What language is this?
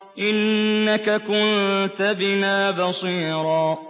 Arabic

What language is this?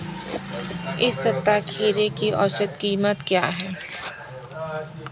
Hindi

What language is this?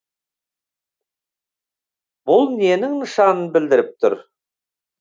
Kazakh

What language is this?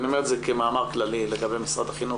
Hebrew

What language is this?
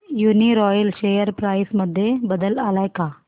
Marathi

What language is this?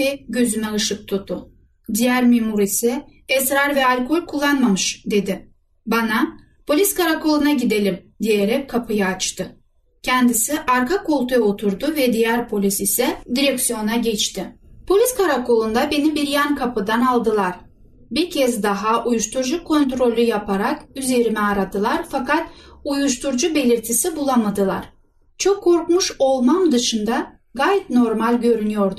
Turkish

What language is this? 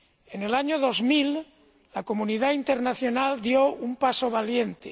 Spanish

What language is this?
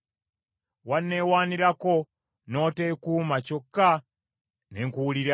Ganda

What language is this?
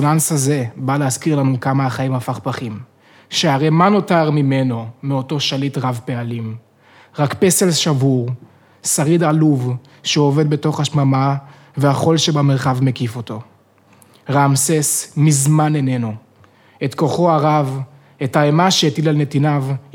Hebrew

